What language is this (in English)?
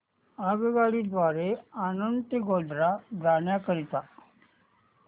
Marathi